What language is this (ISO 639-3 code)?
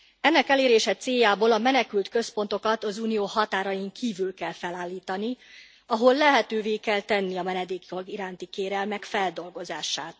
hun